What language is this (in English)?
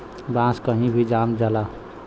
Bhojpuri